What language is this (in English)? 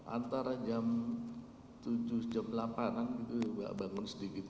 Indonesian